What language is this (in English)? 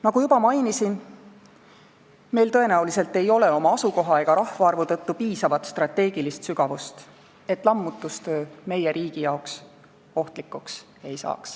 Estonian